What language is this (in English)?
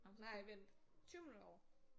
Danish